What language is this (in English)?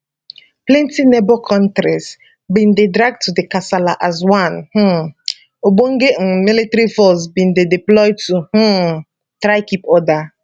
Nigerian Pidgin